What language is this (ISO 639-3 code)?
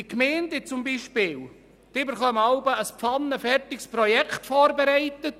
gsw